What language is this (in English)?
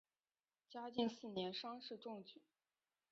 Chinese